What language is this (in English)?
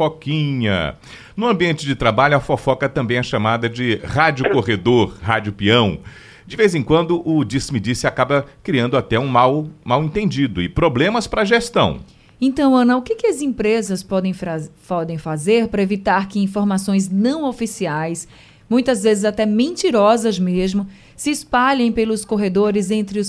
Portuguese